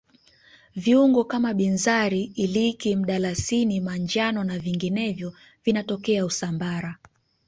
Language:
Swahili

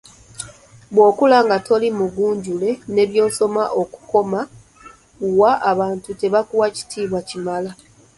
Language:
Ganda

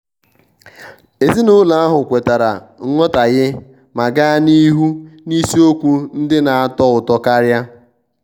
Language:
Igbo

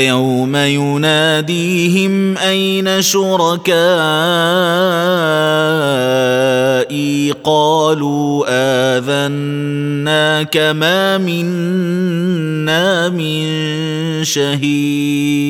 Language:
Arabic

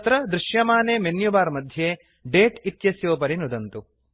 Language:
Sanskrit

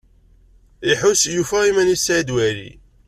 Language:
Kabyle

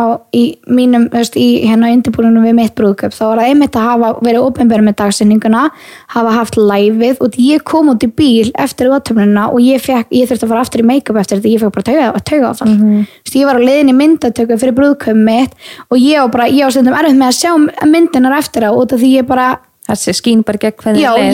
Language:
Danish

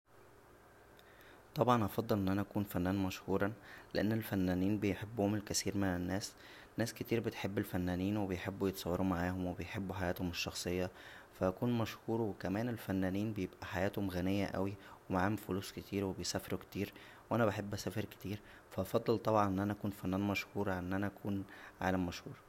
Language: Egyptian Arabic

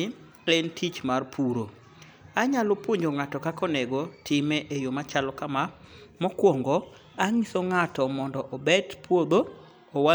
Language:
Luo (Kenya and Tanzania)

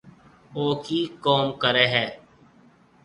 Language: Marwari (Pakistan)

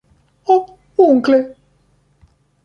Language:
Italian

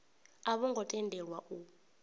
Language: Venda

